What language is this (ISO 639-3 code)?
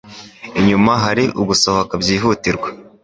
kin